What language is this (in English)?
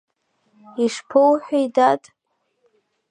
Abkhazian